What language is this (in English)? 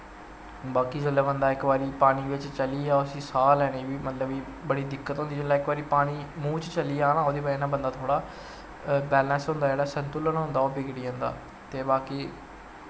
Dogri